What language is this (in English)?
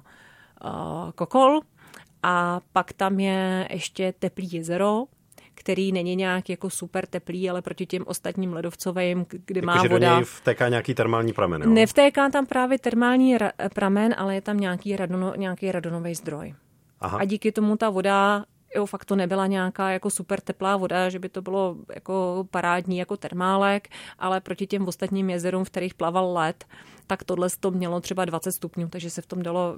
Czech